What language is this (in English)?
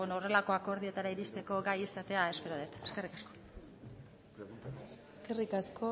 Basque